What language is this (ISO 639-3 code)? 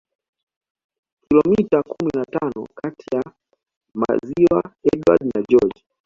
swa